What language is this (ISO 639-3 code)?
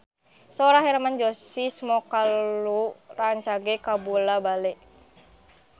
sun